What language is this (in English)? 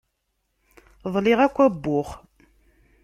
Kabyle